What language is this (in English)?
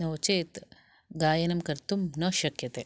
Sanskrit